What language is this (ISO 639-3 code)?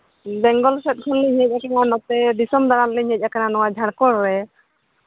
sat